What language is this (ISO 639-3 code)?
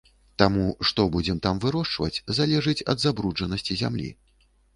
bel